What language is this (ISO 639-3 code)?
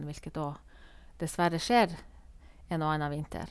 nor